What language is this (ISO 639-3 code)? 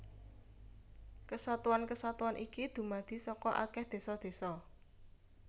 jav